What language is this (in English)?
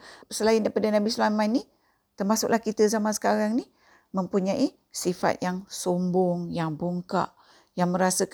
Malay